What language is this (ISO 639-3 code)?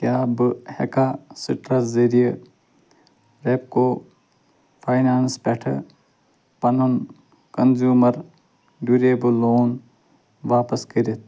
kas